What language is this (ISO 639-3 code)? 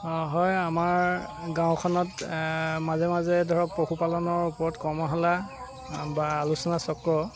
asm